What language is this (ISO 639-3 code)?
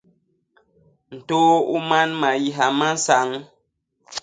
bas